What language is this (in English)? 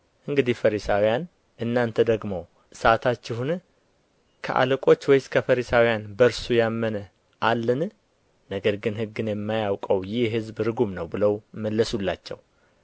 Amharic